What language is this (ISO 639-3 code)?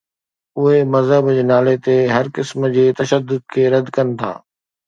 snd